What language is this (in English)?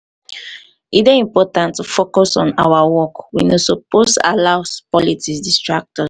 Nigerian Pidgin